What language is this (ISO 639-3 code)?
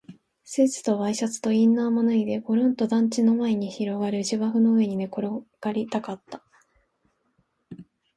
jpn